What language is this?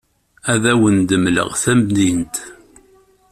Kabyle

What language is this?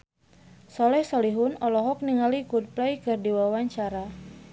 Sundanese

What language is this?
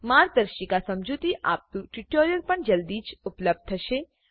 Gujarati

